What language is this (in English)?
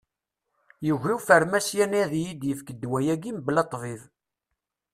Kabyle